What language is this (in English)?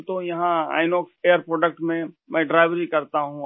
Urdu